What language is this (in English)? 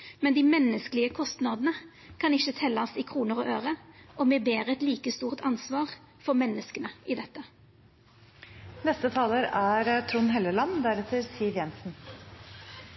Norwegian Nynorsk